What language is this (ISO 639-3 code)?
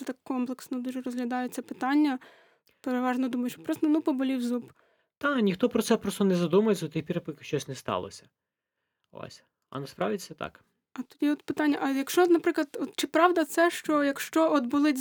ukr